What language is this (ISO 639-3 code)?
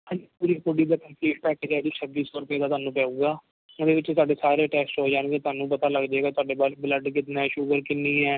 pan